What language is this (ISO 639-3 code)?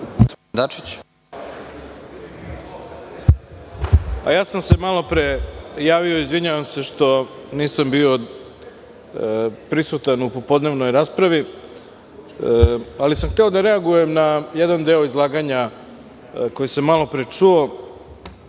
srp